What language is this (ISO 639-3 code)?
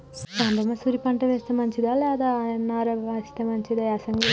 tel